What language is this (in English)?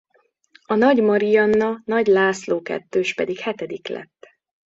Hungarian